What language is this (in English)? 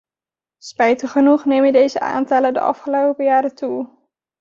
Dutch